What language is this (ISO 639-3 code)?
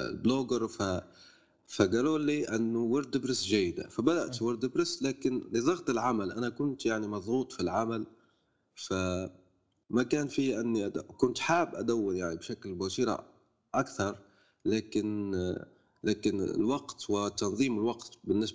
ara